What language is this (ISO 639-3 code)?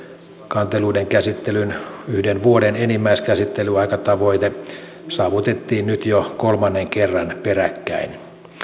fin